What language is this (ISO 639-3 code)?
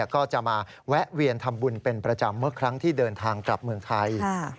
tha